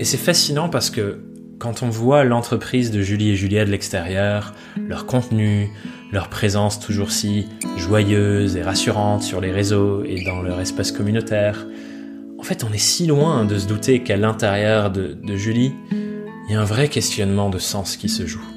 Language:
French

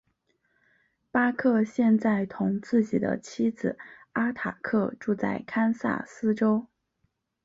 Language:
Chinese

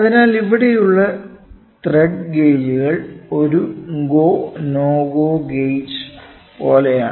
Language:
Malayalam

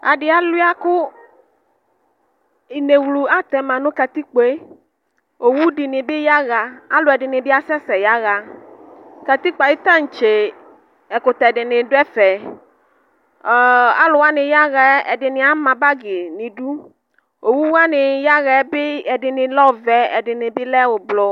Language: Ikposo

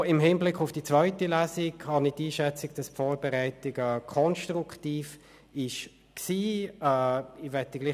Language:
Swiss German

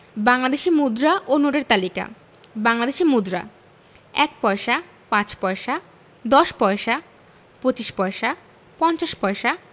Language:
Bangla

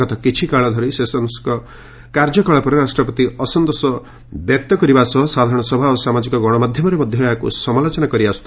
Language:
Odia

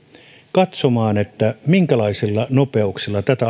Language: Finnish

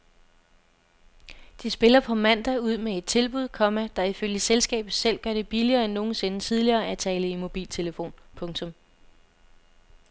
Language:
Danish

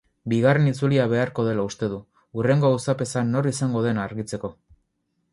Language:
Basque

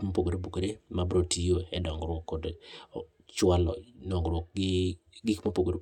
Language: Luo (Kenya and Tanzania)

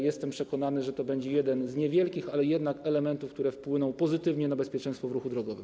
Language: Polish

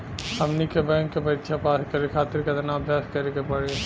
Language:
Bhojpuri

